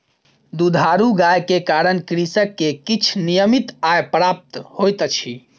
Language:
Maithili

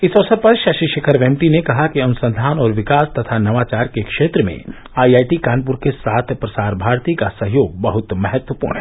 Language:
Hindi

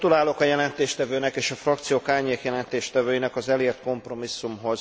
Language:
Hungarian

